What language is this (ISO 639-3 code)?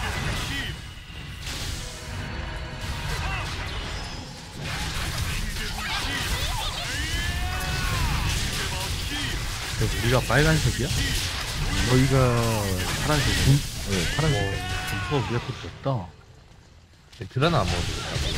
kor